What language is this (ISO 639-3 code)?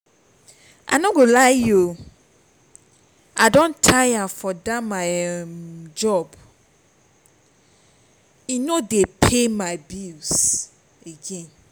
pcm